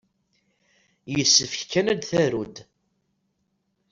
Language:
Kabyle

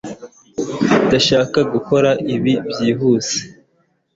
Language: Kinyarwanda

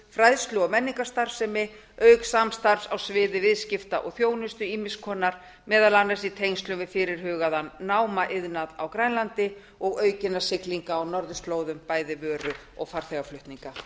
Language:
Icelandic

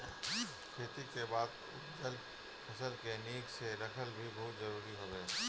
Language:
Bhojpuri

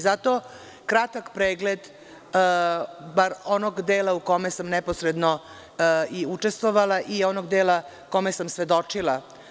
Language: Serbian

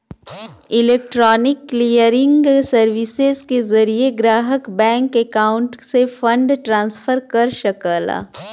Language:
Bhojpuri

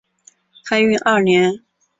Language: Chinese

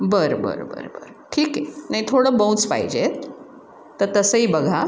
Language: Marathi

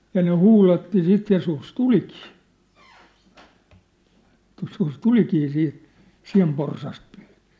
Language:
Finnish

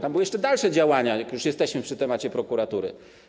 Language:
Polish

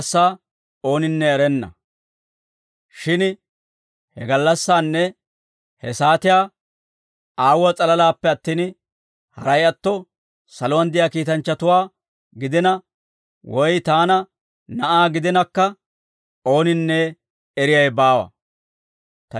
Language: Dawro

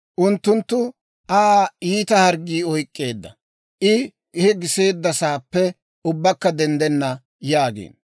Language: Dawro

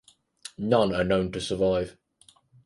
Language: English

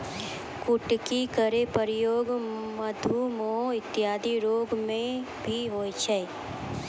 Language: Maithili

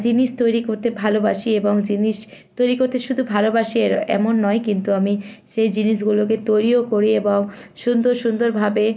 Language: Bangla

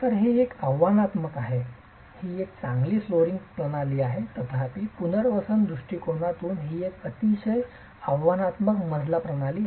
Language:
Marathi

